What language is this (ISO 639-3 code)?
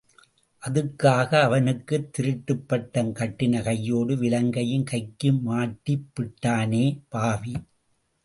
tam